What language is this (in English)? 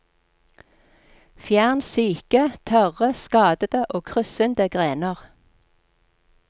Norwegian